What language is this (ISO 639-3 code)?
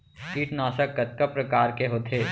hne